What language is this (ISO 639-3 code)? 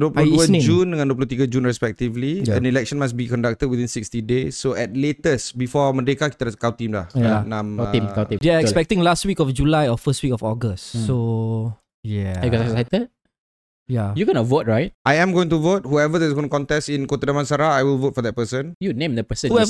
msa